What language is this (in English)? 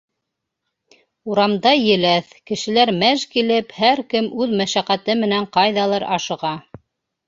Bashkir